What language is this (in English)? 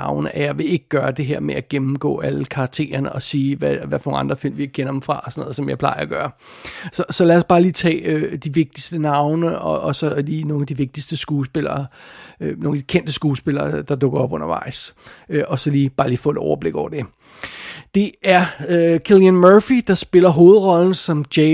Danish